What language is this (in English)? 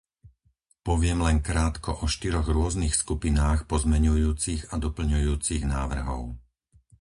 Slovak